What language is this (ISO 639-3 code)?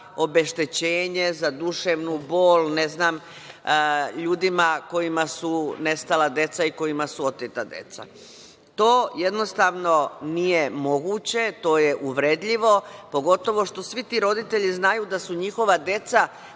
srp